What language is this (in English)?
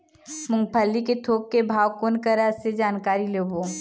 Chhattisgarhi